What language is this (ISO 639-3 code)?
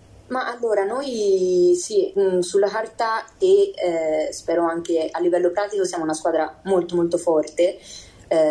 ita